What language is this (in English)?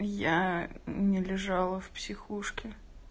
Russian